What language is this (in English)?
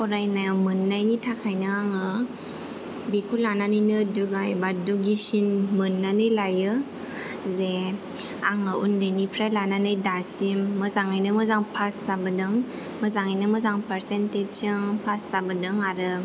Bodo